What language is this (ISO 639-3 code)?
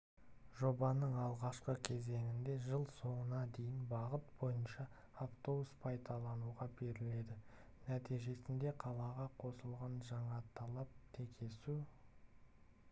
kaz